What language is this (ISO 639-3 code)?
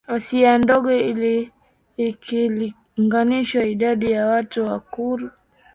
swa